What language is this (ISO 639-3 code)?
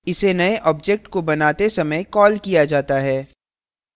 hin